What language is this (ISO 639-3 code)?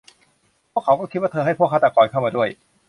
tha